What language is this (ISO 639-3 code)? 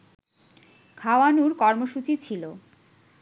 ben